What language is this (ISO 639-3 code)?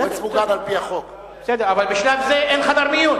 heb